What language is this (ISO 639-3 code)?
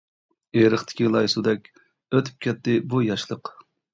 uig